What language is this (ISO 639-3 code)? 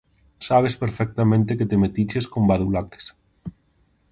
glg